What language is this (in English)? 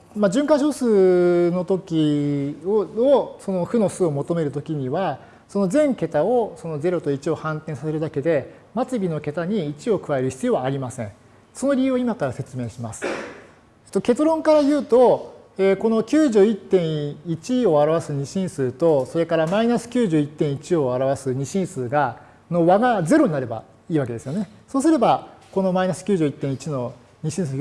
Japanese